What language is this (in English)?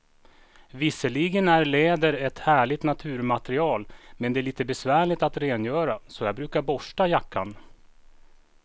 Swedish